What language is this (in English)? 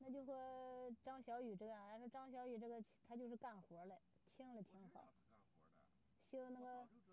Chinese